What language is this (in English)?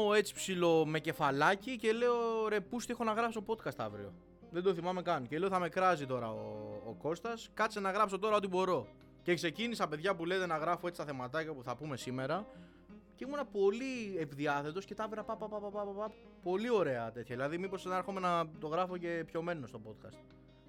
Greek